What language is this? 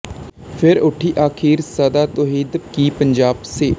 Punjabi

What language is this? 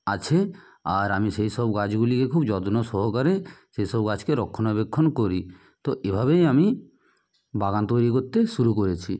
Bangla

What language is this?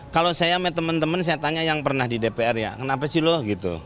Indonesian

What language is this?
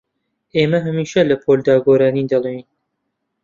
Central Kurdish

